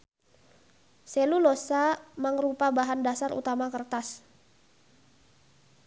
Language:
Sundanese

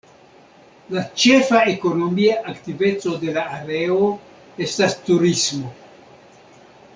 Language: Esperanto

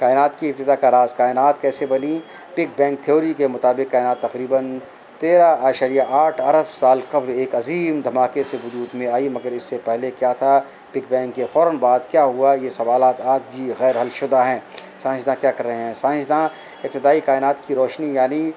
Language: Urdu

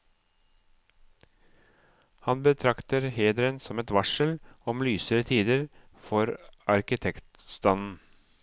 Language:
Norwegian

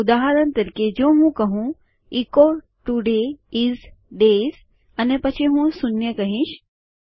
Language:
Gujarati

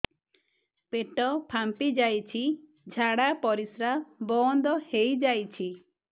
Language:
Odia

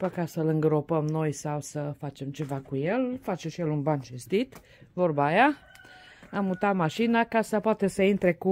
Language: Romanian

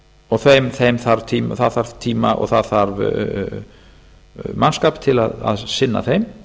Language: Icelandic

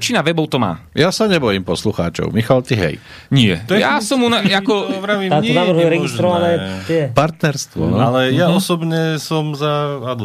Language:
Slovak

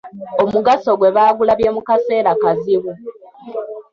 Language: Ganda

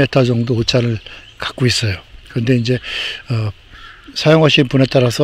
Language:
Korean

